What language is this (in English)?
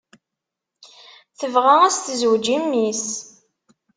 Kabyle